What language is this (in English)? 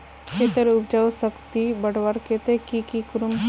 Magahi